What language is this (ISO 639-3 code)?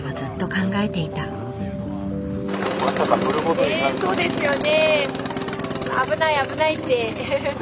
jpn